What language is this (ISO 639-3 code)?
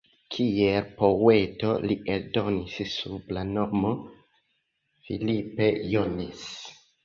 epo